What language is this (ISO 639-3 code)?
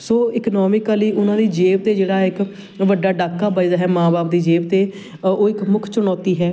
pan